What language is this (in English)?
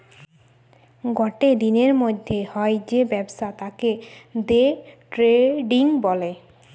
Bangla